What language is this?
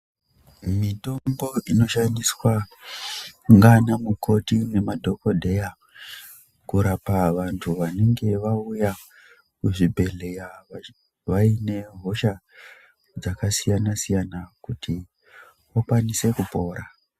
Ndau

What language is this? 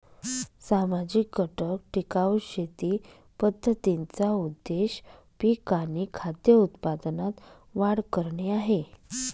Marathi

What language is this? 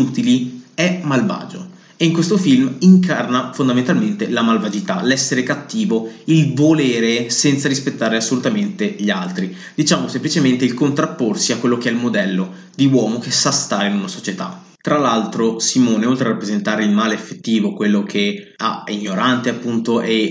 Italian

